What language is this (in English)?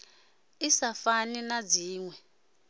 Venda